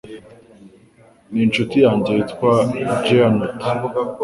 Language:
Kinyarwanda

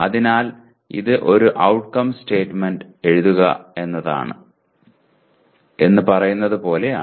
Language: Malayalam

